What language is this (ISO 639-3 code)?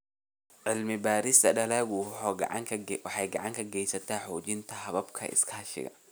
som